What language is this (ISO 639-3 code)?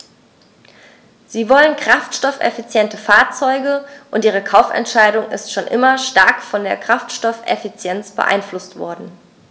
deu